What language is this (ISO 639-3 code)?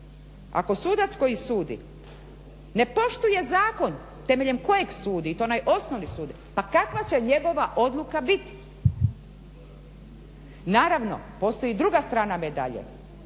hrv